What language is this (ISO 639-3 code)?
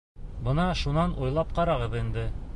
bak